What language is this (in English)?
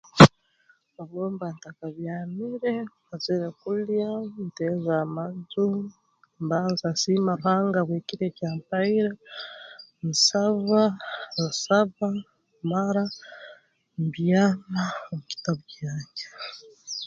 Tooro